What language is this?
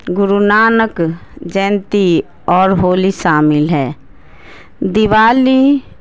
Urdu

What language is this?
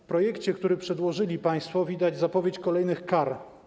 Polish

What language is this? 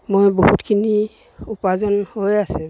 Assamese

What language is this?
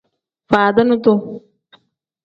Tem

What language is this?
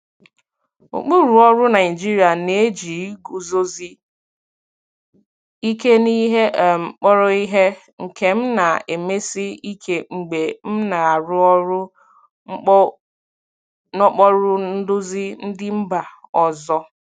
Igbo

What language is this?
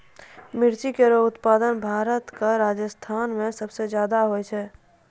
Maithili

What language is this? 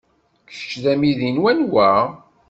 Kabyle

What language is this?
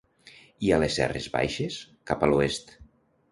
Catalan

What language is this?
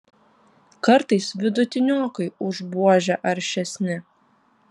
Lithuanian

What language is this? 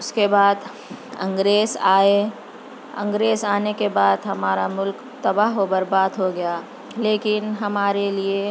Urdu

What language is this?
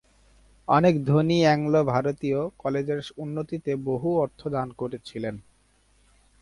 Bangla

